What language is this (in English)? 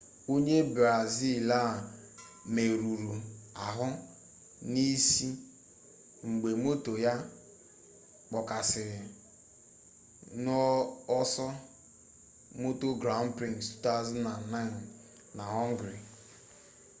Igbo